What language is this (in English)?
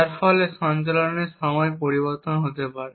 Bangla